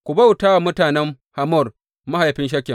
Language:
Hausa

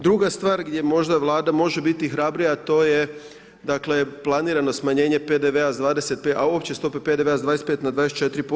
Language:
Croatian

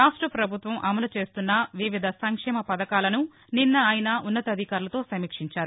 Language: Telugu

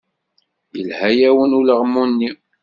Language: Kabyle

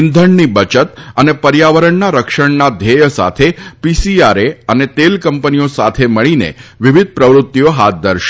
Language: Gujarati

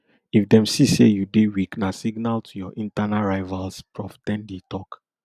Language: Nigerian Pidgin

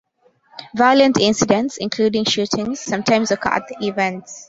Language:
English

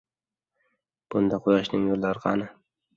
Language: Uzbek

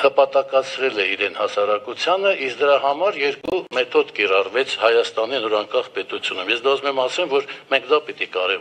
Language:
Romanian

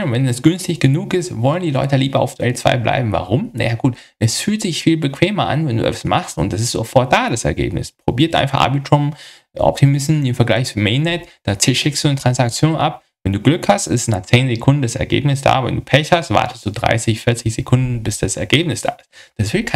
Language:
German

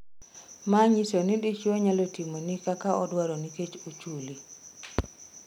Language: Luo (Kenya and Tanzania)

